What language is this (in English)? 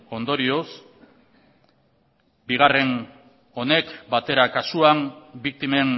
Basque